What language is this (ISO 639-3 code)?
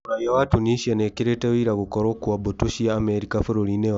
kik